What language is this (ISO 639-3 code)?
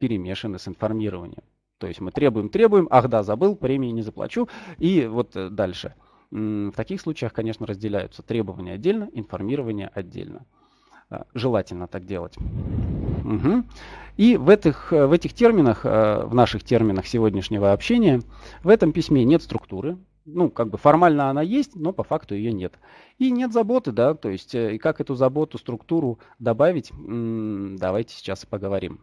rus